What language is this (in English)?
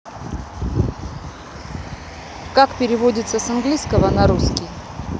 Russian